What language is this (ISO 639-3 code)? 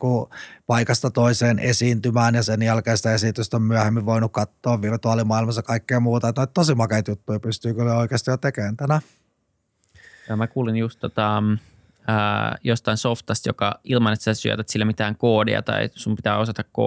fin